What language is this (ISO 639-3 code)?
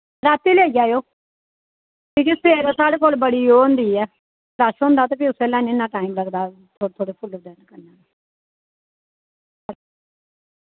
doi